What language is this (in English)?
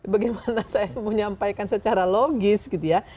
Indonesian